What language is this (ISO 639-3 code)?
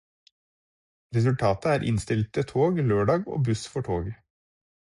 nob